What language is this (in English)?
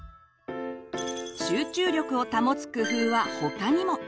Japanese